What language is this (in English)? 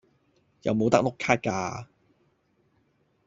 Cantonese